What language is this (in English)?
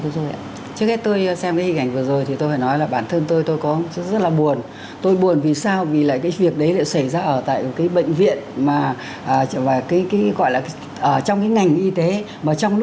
Vietnamese